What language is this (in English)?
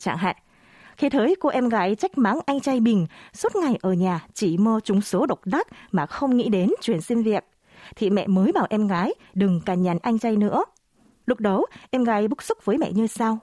Vietnamese